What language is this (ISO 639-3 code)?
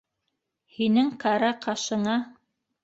bak